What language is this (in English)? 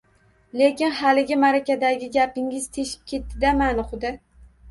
Uzbek